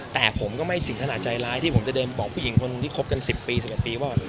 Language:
Thai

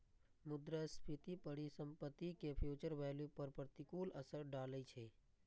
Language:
Maithili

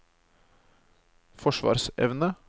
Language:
Norwegian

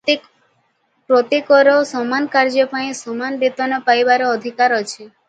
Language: Odia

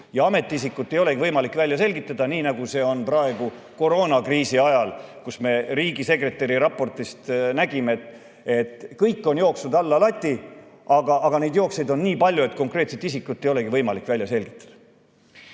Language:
Estonian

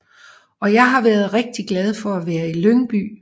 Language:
Danish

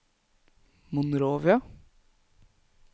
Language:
Norwegian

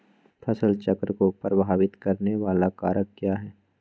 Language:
Magahi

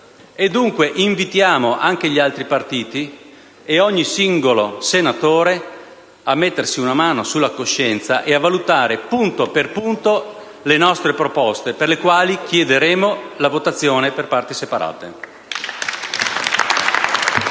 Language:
Italian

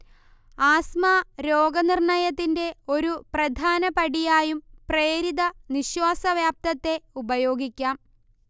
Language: Malayalam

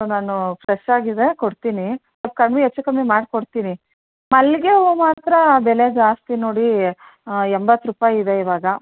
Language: Kannada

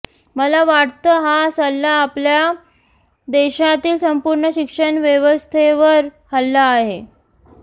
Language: Marathi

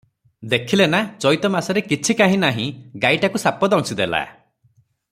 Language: Odia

